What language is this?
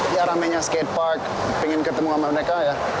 Indonesian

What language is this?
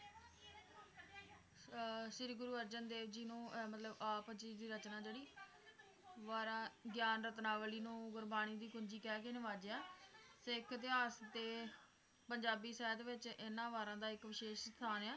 Punjabi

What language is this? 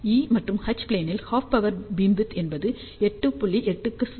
Tamil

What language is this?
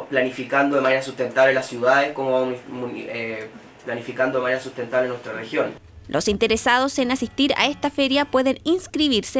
Spanish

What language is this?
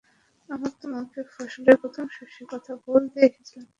Bangla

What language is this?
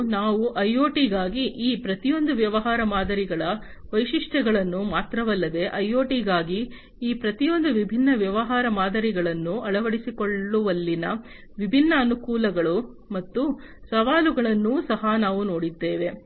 Kannada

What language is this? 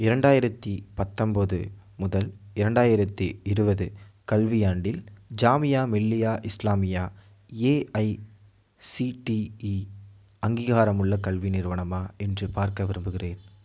Tamil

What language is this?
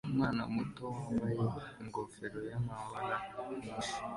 Kinyarwanda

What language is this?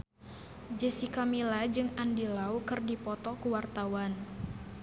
Sundanese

